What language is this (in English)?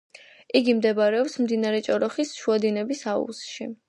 Georgian